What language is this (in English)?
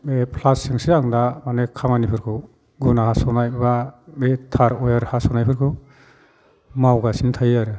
Bodo